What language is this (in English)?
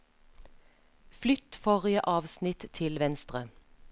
Norwegian